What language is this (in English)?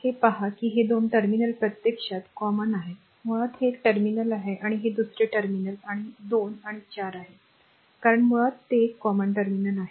Marathi